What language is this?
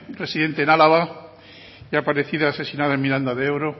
Spanish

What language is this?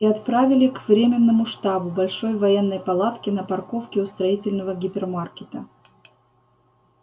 Russian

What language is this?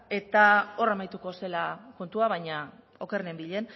Basque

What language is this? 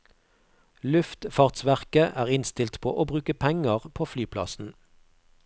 Norwegian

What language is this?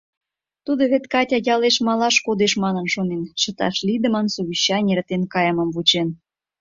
Mari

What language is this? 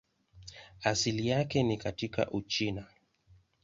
Swahili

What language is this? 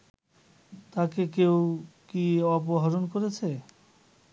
Bangla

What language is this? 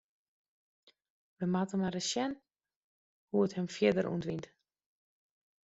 Western Frisian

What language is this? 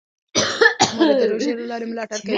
Pashto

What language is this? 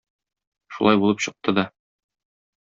Tatar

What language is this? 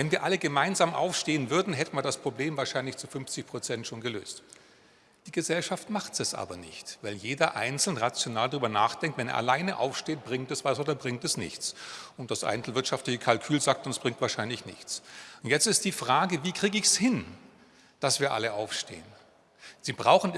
German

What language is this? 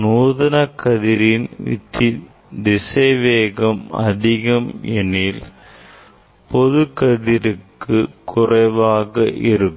Tamil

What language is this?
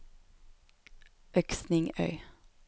Norwegian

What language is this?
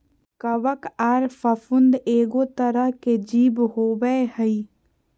Magahi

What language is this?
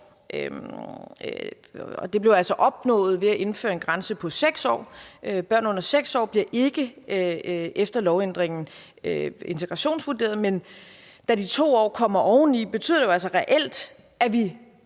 Danish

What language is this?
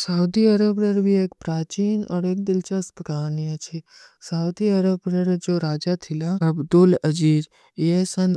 Kui (India)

